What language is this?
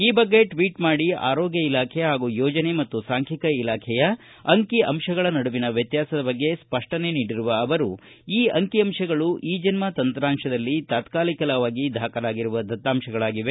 Kannada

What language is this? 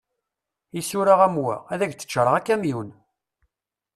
Kabyle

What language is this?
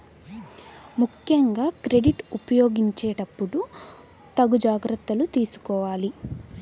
Telugu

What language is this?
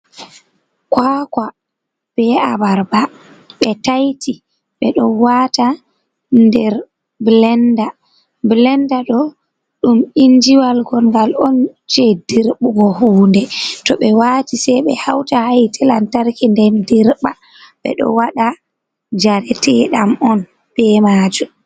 Fula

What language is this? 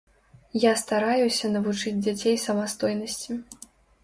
Belarusian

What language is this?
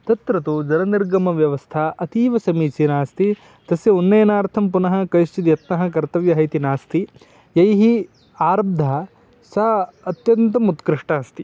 Sanskrit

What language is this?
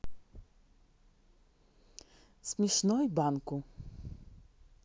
Russian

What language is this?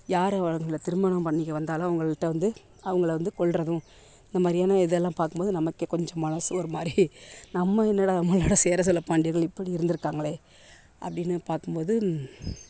Tamil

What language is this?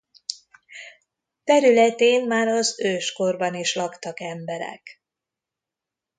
Hungarian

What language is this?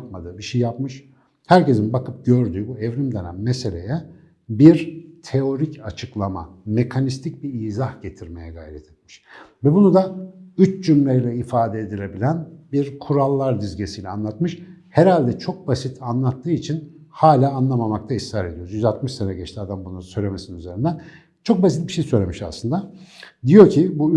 Turkish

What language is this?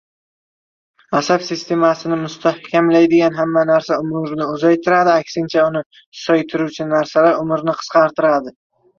Uzbek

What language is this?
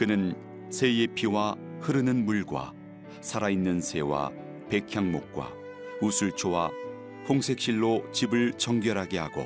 Korean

